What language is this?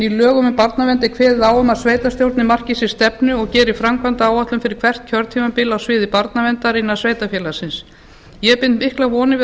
Icelandic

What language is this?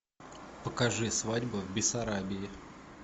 Russian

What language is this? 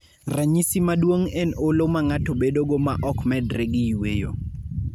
Luo (Kenya and Tanzania)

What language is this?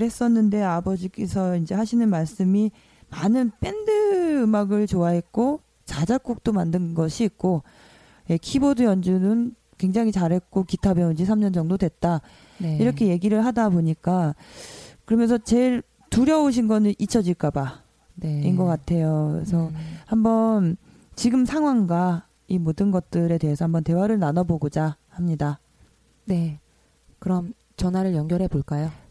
Korean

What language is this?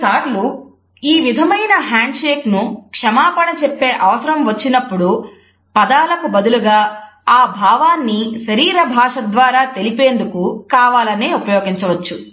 Telugu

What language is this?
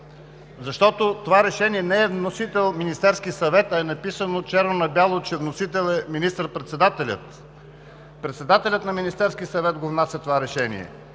Bulgarian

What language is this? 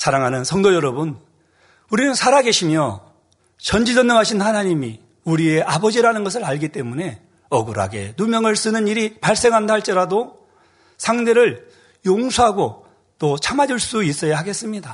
Korean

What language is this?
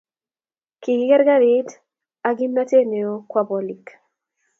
Kalenjin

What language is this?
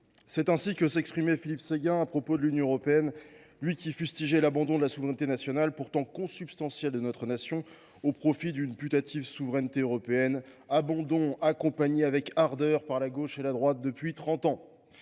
French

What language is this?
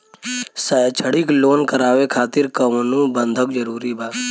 Bhojpuri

